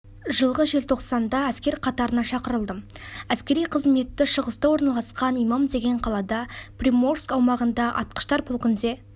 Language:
Kazakh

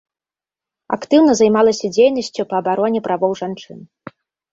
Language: Belarusian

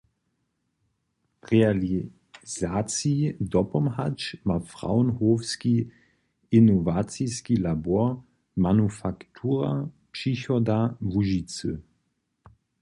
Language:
Upper Sorbian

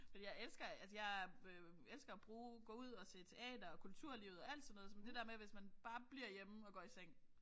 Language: Danish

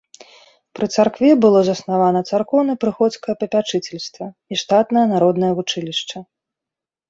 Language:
Belarusian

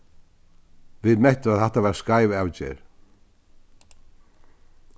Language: Faroese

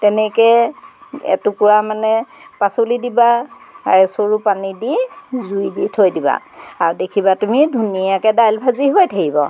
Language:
Assamese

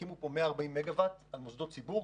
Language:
Hebrew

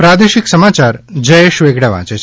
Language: Gujarati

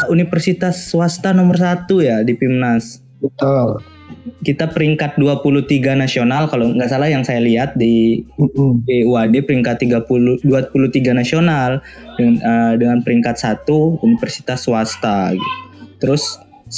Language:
Indonesian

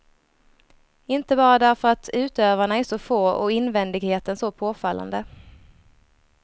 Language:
Swedish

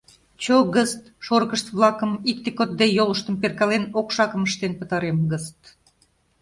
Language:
Mari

